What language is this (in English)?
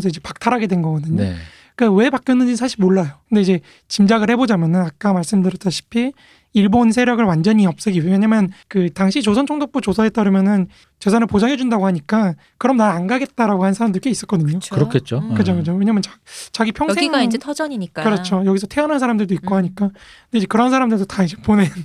Korean